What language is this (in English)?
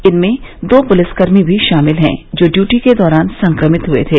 Hindi